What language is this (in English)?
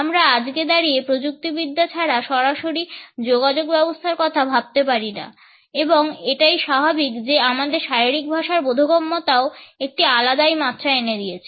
Bangla